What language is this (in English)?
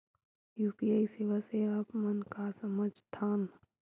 Chhattisgarhi